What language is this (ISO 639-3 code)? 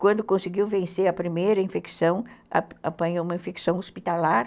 por